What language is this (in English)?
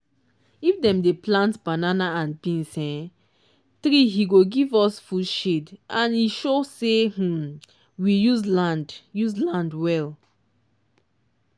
Nigerian Pidgin